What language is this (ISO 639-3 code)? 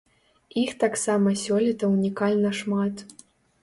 bel